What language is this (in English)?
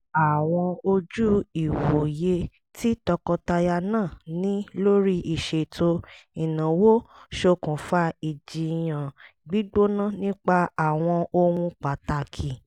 Yoruba